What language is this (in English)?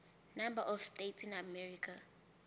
South Ndebele